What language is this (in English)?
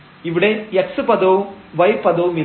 Malayalam